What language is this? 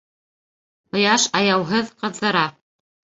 Bashkir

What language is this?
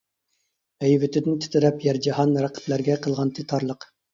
Uyghur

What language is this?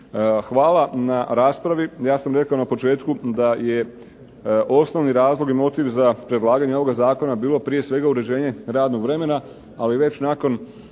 Croatian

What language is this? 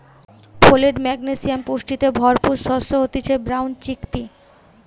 Bangla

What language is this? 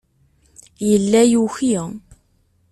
Kabyle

